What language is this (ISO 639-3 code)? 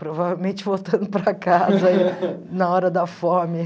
por